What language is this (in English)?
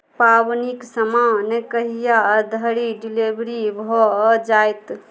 Maithili